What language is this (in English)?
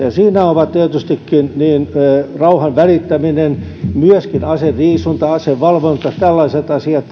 Finnish